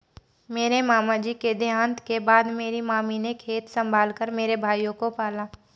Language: Hindi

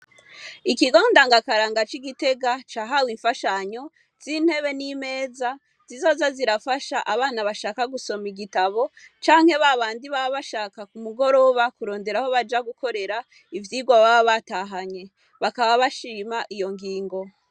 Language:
Rundi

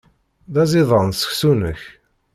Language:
Kabyle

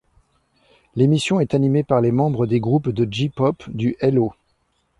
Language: French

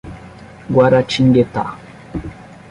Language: Portuguese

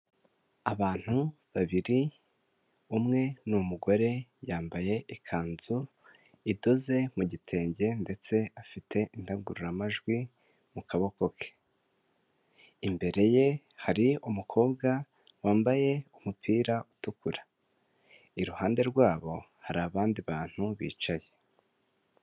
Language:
Kinyarwanda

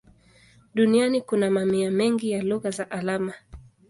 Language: Swahili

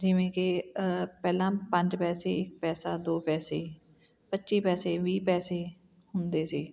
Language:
Punjabi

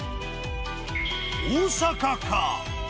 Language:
Japanese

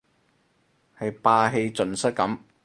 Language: Cantonese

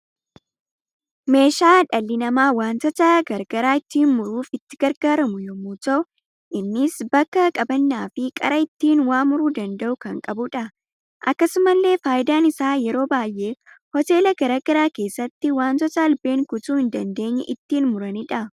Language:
Oromo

